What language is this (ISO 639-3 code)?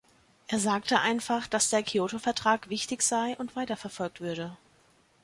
deu